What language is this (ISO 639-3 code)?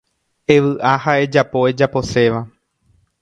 grn